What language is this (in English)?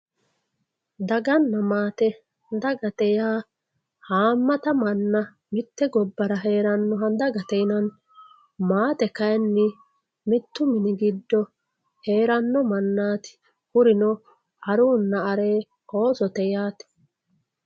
Sidamo